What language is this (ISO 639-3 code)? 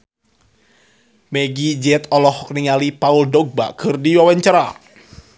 sun